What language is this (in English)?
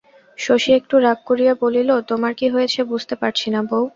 Bangla